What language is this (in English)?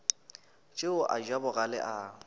Northern Sotho